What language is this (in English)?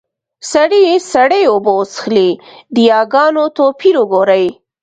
Pashto